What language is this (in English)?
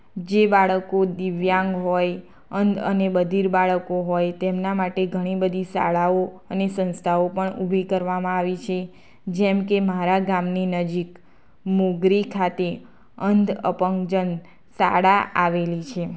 Gujarati